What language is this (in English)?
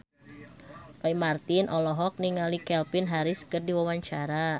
Sundanese